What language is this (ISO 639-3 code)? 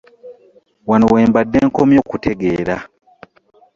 lug